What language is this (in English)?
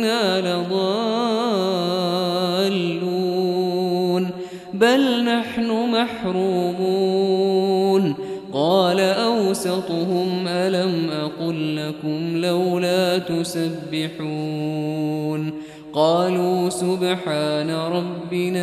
Arabic